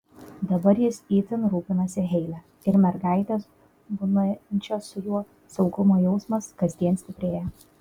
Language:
Lithuanian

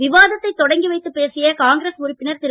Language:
Tamil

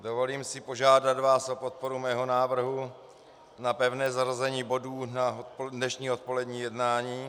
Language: Czech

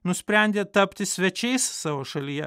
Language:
Lithuanian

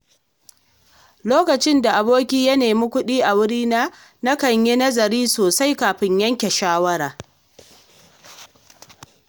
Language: Hausa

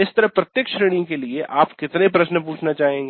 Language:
Hindi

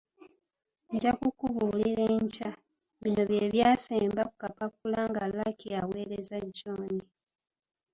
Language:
Ganda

